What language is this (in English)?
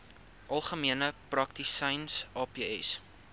Afrikaans